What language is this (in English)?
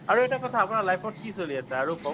Assamese